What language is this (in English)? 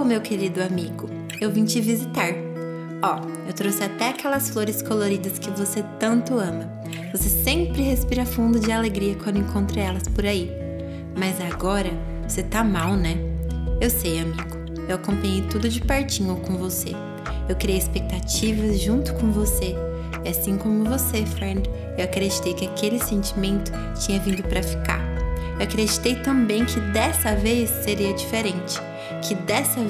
Portuguese